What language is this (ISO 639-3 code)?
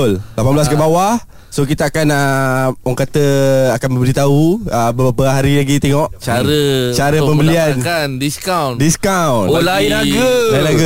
msa